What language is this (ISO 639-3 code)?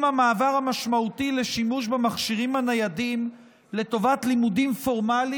heb